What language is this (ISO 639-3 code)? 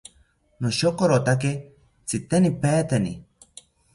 cpy